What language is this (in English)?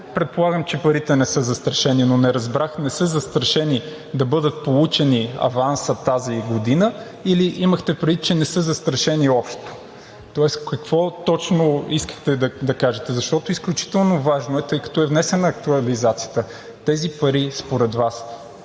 Bulgarian